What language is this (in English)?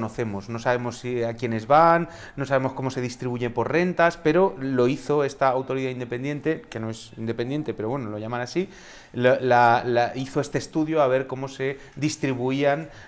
Spanish